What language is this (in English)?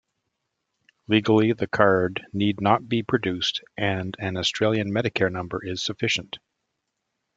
English